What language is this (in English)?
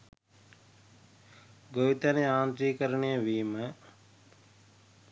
Sinhala